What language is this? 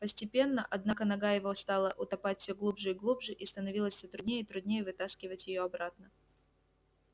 Russian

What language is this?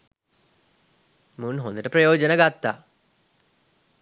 Sinhala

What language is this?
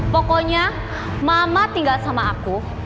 Indonesian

